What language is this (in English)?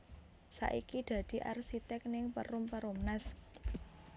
Javanese